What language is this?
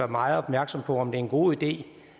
Danish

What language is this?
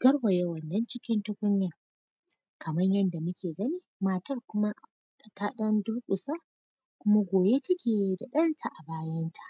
Hausa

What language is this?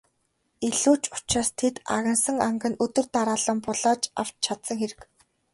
Mongolian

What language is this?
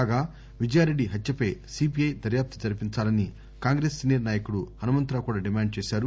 Telugu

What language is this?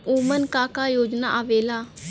Bhojpuri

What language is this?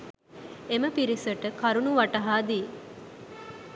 Sinhala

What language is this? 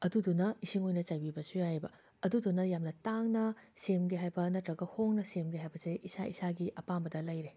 Manipuri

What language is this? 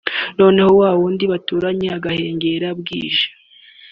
Kinyarwanda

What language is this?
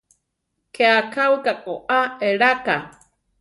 Central Tarahumara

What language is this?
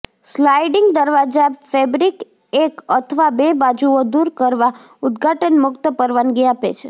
Gujarati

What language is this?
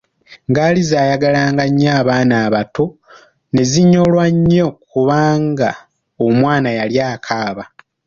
Ganda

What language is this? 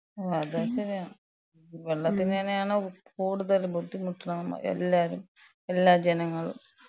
Malayalam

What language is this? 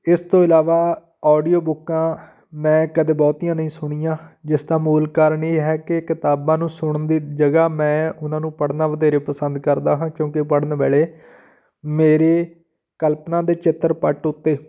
Punjabi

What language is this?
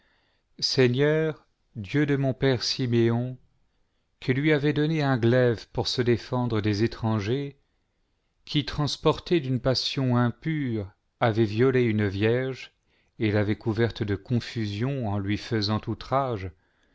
French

